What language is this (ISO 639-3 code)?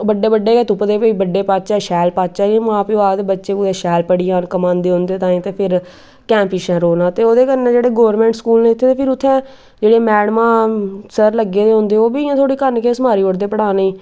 doi